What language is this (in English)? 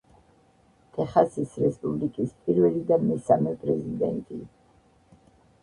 Georgian